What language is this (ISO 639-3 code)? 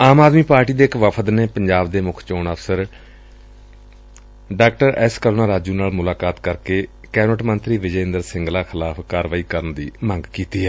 pan